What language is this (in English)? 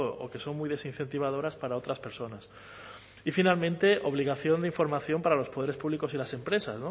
Spanish